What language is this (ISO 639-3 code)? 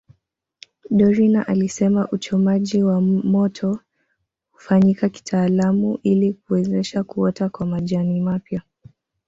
swa